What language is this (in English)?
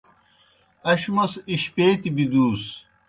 Kohistani Shina